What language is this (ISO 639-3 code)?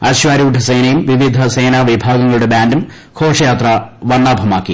mal